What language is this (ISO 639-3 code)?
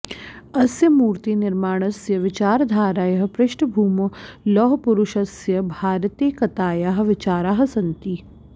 san